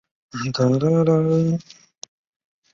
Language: Chinese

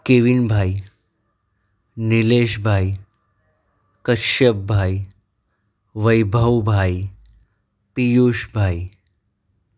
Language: Gujarati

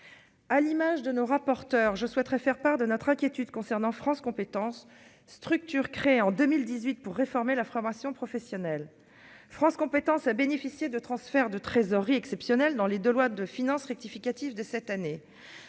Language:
French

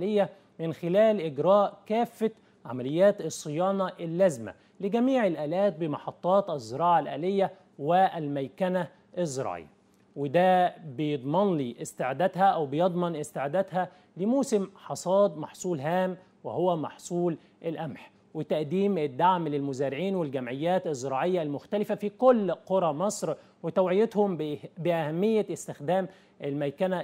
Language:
Arabic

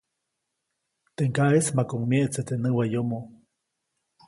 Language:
Copainalá Zoque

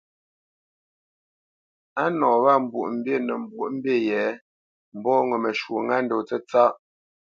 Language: Bamenyam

